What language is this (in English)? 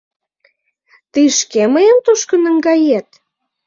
Mari